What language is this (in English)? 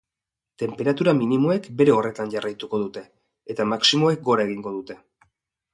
Basque